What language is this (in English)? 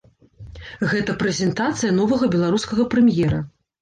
Belarusian